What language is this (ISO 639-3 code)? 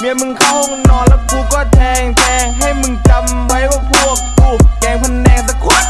tha